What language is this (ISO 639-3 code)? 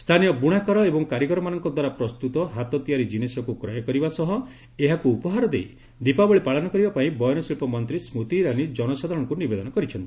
ori